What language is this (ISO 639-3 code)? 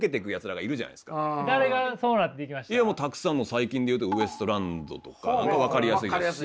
jpn